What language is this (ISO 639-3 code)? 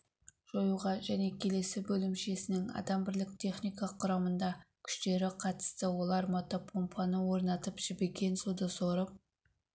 kaz